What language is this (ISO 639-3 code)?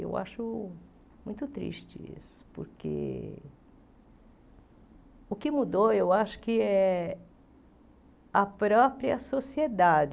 por